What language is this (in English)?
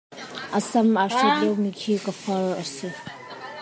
Hakha Chin